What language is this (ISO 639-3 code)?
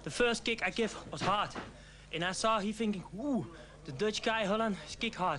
nld